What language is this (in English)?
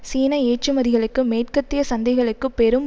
Tamil